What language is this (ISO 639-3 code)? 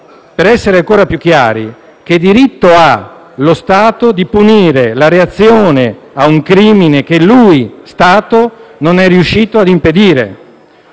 ita